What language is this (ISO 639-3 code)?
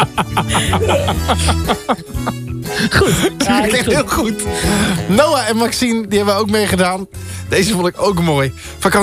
nld